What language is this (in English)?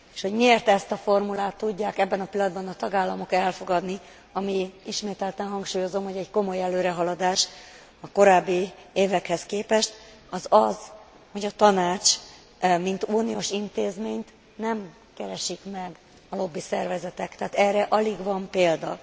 Hungarian